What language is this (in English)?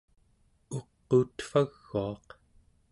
Central Yupik